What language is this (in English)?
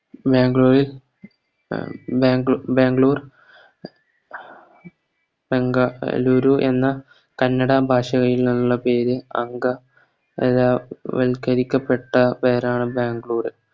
Malayalam